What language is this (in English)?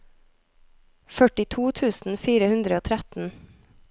Norwegian